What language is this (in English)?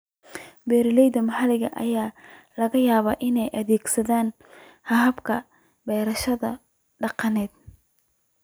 Somali